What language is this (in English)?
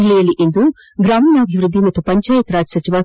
Kannada